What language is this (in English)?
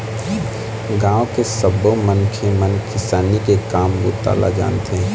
Chhattisgarhi